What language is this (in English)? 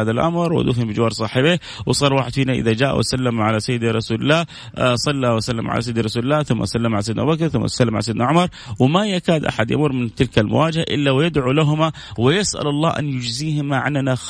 Arabic